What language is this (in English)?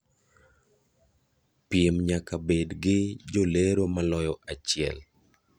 Luo (Kenya and Tanzania)